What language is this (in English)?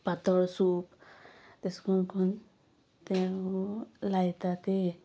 Konkani